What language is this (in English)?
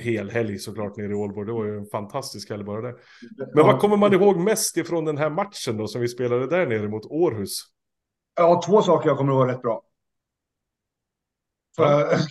Swedish